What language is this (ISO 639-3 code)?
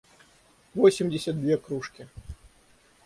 rus